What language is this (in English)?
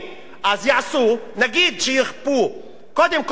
Hebrew